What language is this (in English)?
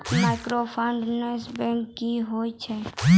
Maithili